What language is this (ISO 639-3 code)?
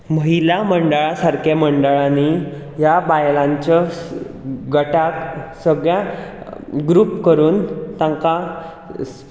kok